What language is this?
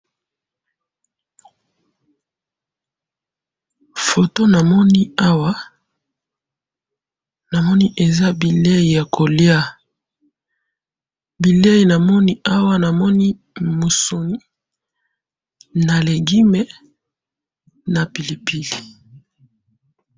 Lingala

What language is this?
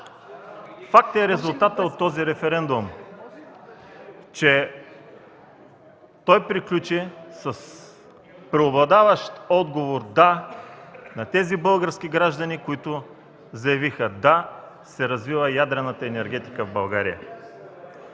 Bulgarian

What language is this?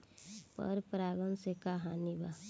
Bhojpuri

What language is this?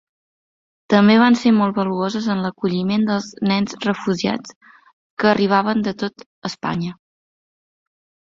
Catalan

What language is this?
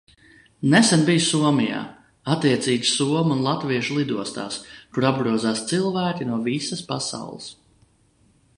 Latvian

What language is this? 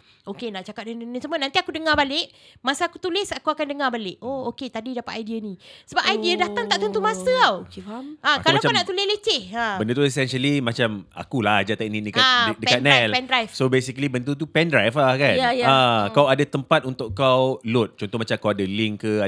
Malay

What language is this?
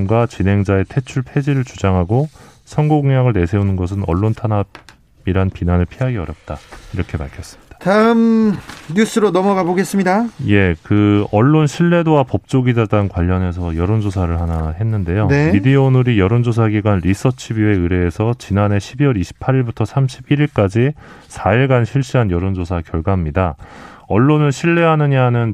Korean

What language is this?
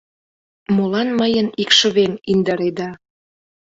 Mari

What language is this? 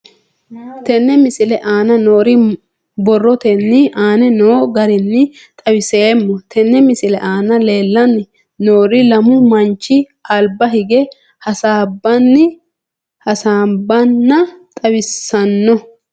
Sidamo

